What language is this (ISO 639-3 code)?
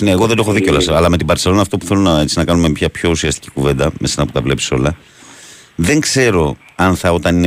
ell